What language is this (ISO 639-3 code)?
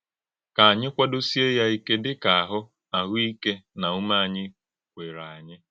ibo